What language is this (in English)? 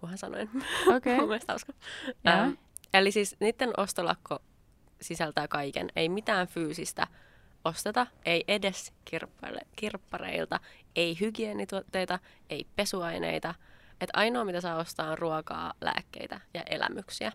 Finnish